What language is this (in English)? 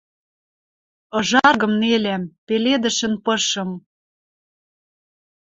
Western Mari